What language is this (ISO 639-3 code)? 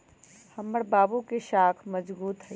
mag